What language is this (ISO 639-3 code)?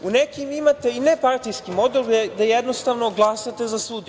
srp